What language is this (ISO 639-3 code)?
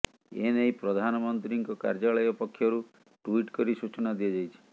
ori